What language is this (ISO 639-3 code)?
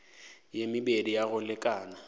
nso